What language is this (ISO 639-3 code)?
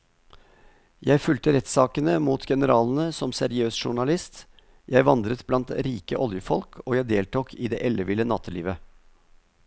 nor